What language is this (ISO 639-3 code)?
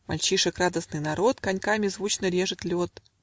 rus